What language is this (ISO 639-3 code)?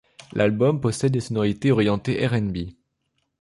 fra